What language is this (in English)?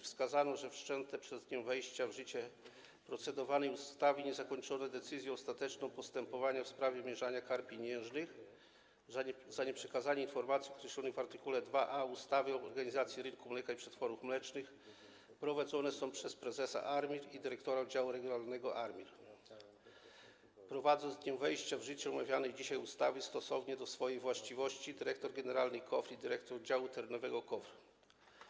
Polish